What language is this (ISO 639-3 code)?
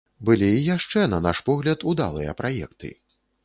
bel